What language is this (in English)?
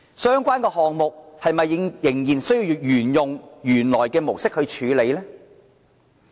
Cantonese